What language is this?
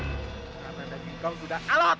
Indonesian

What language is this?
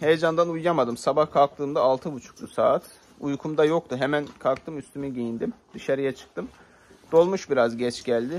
Turkish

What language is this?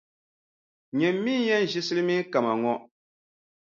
Dagbani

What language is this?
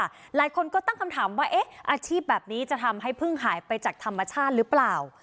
Thai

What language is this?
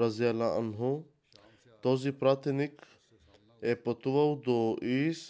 Bulgarian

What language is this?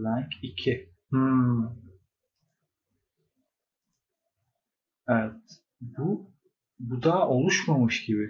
Turkish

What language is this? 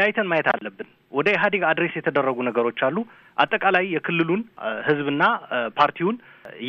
Amharic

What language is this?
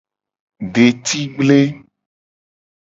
Gen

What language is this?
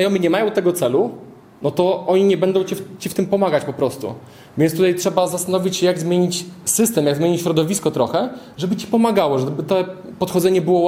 Polish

